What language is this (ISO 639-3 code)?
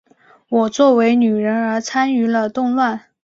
zho